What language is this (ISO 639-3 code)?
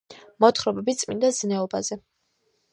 kat